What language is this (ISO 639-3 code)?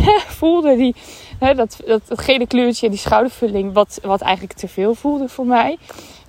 nld